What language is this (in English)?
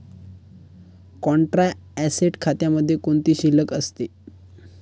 Marathi